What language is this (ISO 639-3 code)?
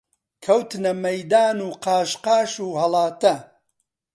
ckb